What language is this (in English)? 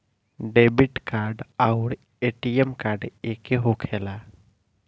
Bhojpuri